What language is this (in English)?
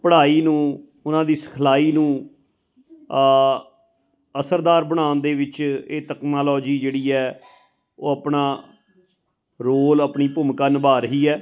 Punjabi